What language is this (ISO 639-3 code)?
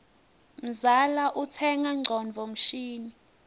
ssw